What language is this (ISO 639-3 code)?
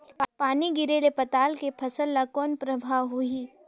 hne